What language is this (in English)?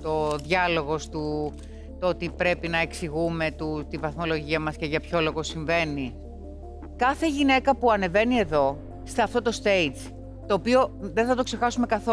Greek